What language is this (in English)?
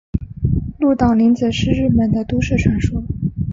Chinese